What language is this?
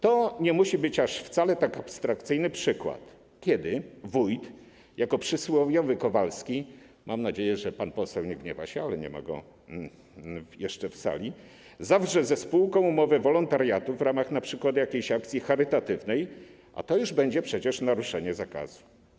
Polish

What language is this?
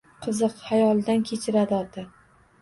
Uzbek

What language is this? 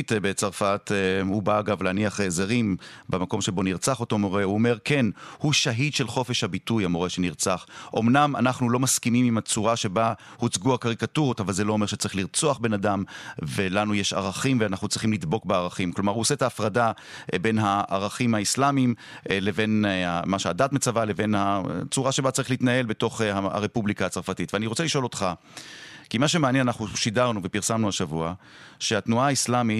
Hebrew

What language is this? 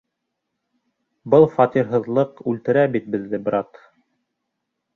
Bashkir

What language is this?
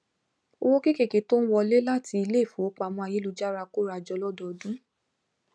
Yoruba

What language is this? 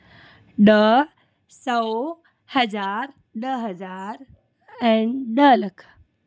Sindhi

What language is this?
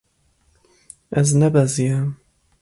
Kurdish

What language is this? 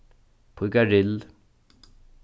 Faroese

